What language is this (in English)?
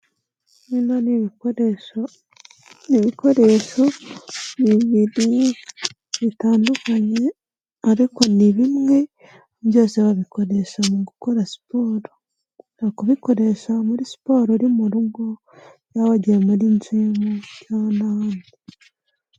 Kinyarwanda